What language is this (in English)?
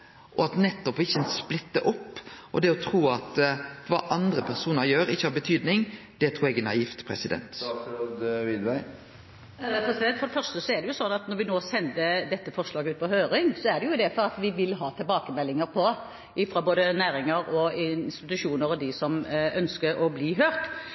Norwegian